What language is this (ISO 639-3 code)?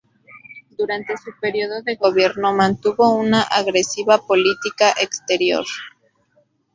spa